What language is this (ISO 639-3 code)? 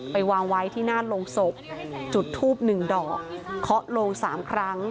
tha